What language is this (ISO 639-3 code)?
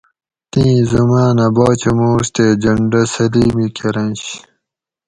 gwc